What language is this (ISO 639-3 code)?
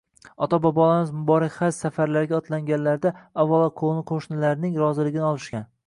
uzb